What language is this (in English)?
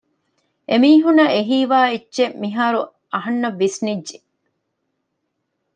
Divehi